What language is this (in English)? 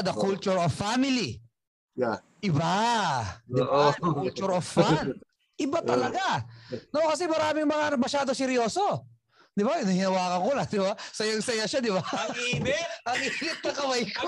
Filipino